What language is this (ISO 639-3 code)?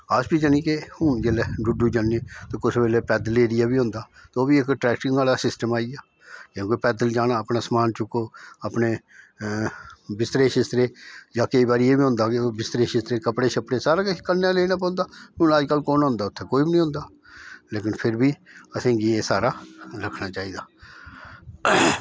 doi